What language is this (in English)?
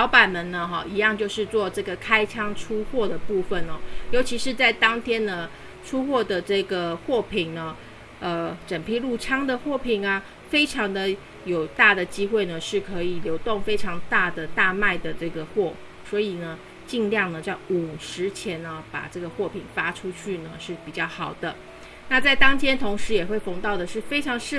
Chinese